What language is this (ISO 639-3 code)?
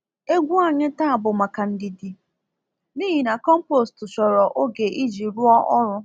ibo